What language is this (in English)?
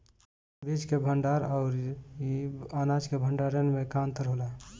Bhojpuri